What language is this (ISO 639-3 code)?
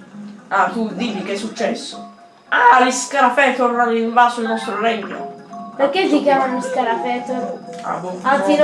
ita